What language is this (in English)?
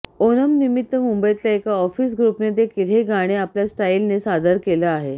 Marathi